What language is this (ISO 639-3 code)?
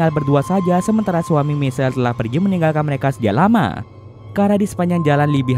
ind